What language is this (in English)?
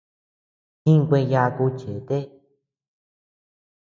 Tepeuxila Cuicatec